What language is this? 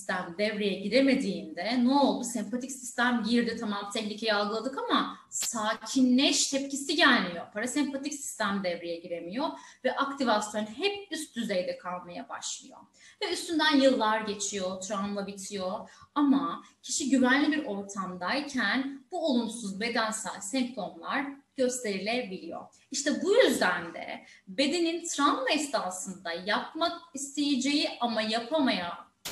Turkish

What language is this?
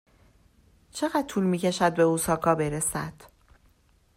Persian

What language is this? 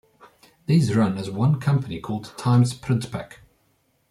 English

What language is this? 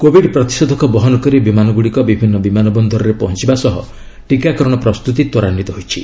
Odia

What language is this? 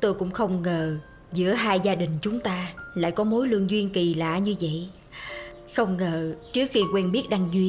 Vietnamese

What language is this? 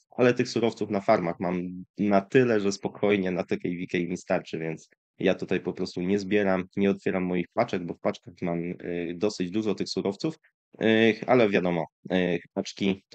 Polish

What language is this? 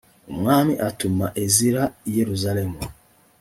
Kinyarwanda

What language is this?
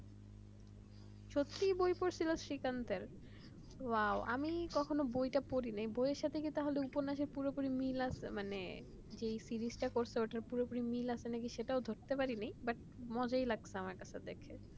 Bangla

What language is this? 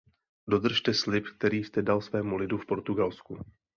Czech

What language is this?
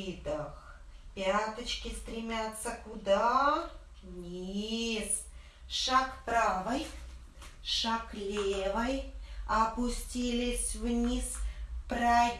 Russian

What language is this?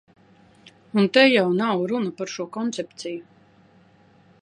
Latvian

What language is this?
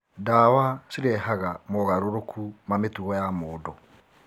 Kikuyu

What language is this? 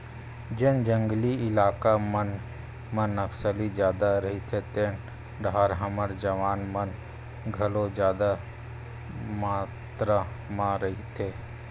Chhattisgarhi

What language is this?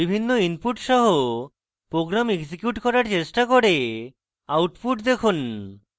Bangla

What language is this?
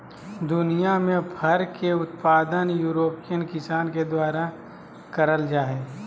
Magahi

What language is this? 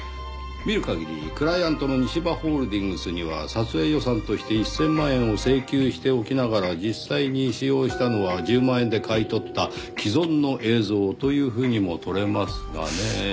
Japanese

